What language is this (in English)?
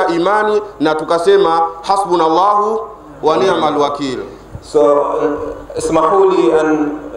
Arabic